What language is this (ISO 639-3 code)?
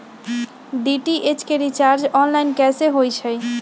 mag